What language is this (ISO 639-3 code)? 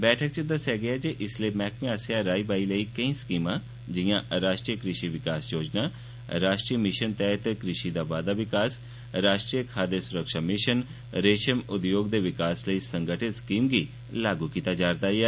doi